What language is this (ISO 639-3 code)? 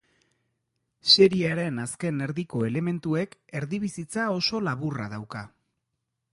eus